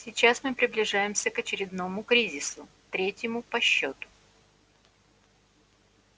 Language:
Russian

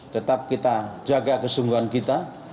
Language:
Indonesian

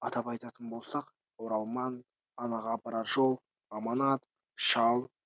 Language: Kazakh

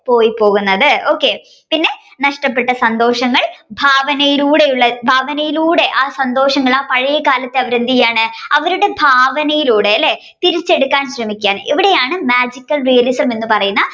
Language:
Malayalam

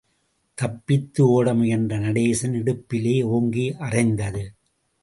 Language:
Tamil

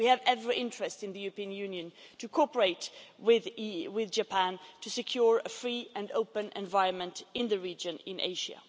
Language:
English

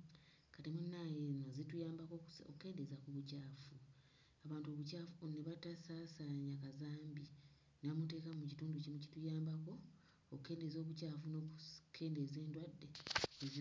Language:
Ganda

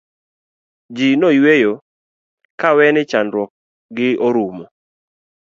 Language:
Luo (Kenya and Tanzania)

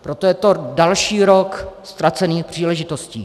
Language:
Czech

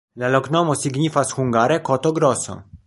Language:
Esperanto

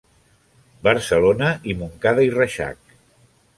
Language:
Catalan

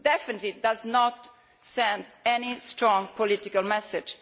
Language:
English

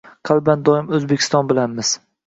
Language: Uzbek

